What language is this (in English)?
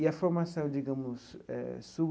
Portuguese